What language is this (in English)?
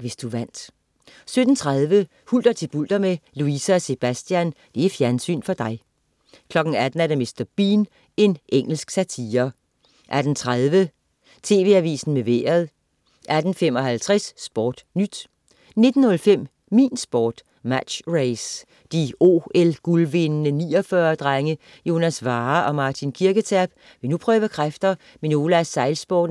Danish